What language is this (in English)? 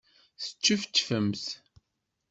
Kabyle